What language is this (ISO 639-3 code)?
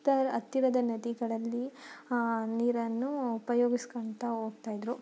kan